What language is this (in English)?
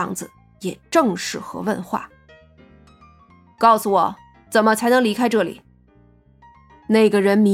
Chinese